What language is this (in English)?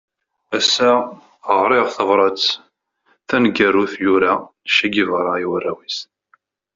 Kabyle